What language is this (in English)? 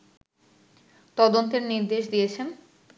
Bangla